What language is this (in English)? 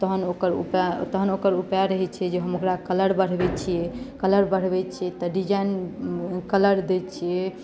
Maithili